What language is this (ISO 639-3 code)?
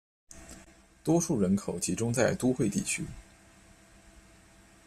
zho